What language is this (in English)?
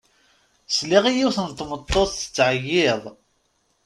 Kabyle